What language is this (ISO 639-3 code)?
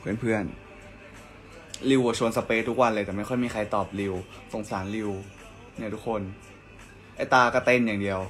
tha